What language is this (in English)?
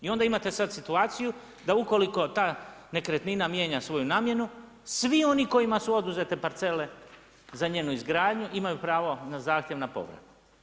Croatian